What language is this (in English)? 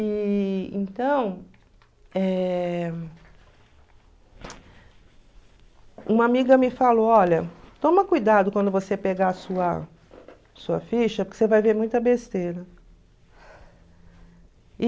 Portuguese